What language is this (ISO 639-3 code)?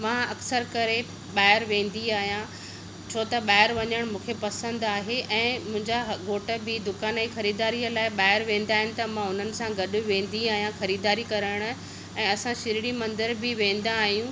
snd